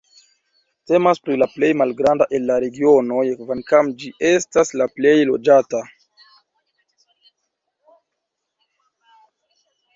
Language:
Esperanto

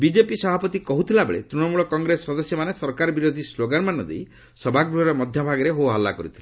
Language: Odia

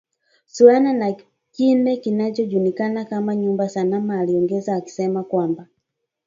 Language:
Swahili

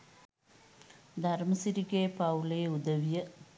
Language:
Sinhala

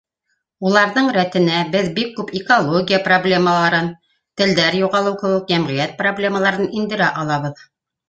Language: Bashkir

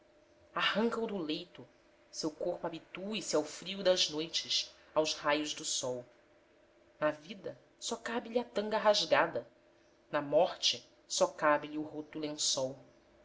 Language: Portuguese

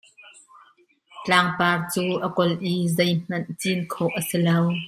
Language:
Hakha Chin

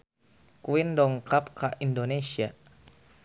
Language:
Sundanese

